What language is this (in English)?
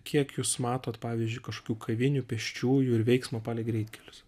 Lithuanian